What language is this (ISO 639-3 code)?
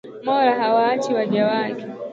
swa